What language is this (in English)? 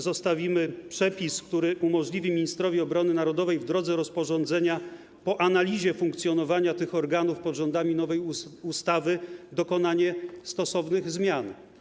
Polish